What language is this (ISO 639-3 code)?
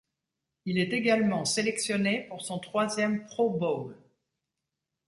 fra